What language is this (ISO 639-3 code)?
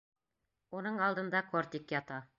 bak